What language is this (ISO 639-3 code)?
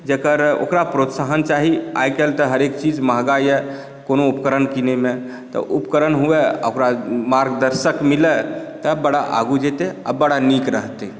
mai